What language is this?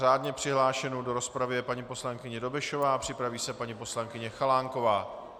Czech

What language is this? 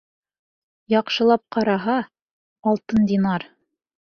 Bashkir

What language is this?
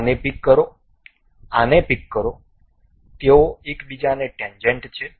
Gujarati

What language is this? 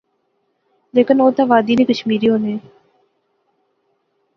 Pahari-Potwari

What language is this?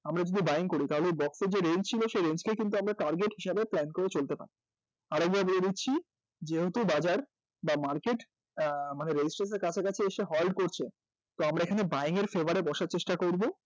Bangla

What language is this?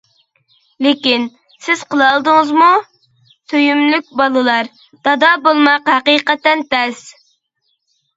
Uyghur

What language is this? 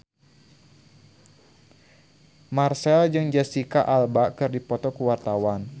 Sundanese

